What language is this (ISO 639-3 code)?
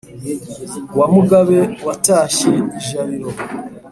kin